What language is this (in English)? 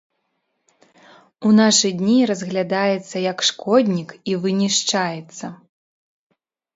Belarusian